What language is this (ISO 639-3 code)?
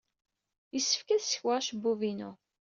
kab